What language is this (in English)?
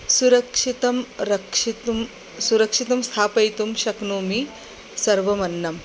Sanskrit